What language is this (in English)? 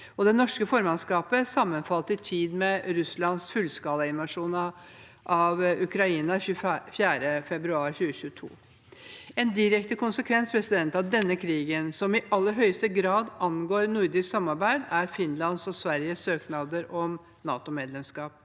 Norwegian